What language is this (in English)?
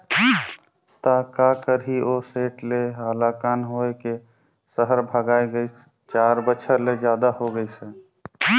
Chhattisgarhi